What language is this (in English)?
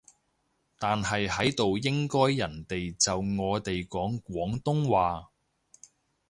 Cantonese